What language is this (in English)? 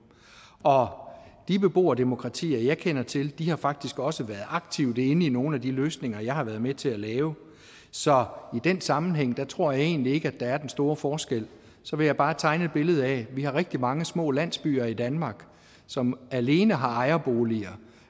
Danish